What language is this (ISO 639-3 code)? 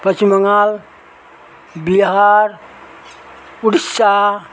nep